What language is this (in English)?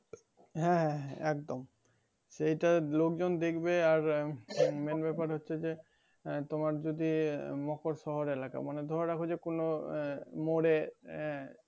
Bangla